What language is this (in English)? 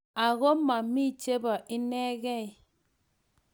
Kalenjin